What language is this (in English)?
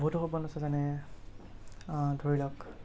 Assamese